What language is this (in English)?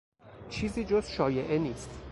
Persian